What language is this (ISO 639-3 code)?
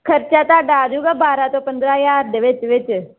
pan